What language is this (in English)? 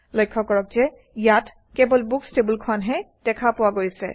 Assamese